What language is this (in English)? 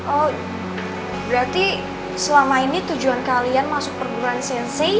Indonesian